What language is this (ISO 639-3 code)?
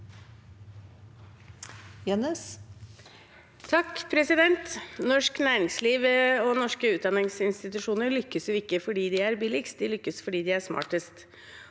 nor